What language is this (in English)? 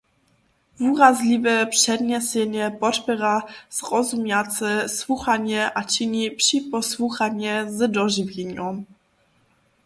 Upper Sorbian